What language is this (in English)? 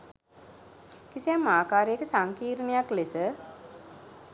Sinhala